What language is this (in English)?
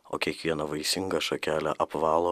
Lithuanian